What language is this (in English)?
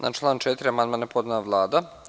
Serbian